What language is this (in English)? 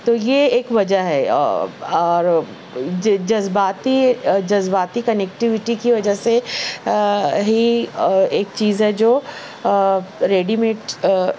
Urdu